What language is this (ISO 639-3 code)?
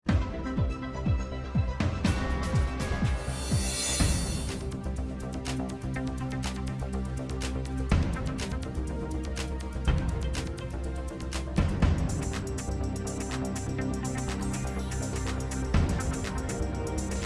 vie